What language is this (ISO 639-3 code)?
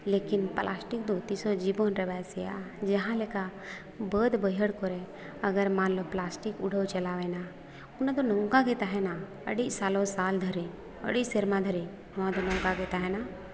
sat